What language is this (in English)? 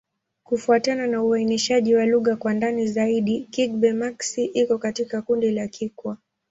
Swahili